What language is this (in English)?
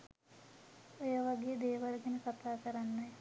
Sinhala